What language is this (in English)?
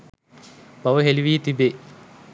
Sinhala